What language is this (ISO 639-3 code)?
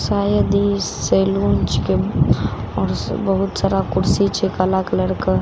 mai